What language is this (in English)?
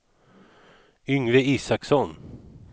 Swedish